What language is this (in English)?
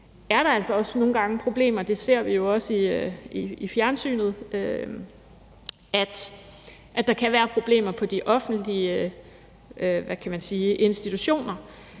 Danish